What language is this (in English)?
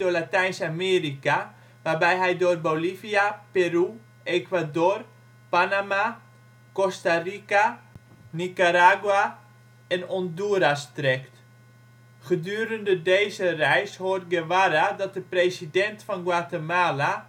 Dutch